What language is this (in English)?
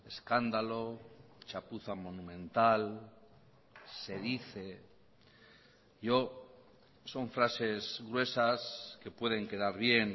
Spanish